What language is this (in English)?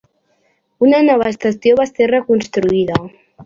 Catalan